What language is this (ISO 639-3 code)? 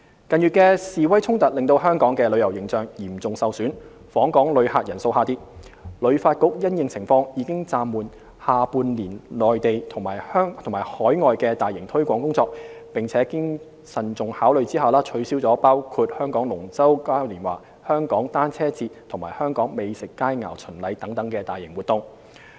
yue